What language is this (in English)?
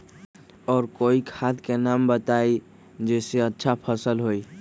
Magahi